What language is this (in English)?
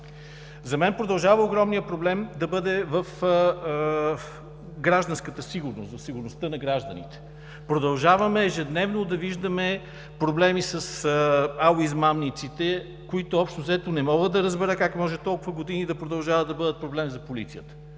Bulgarian